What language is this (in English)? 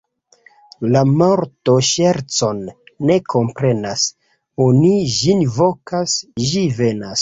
Esperanto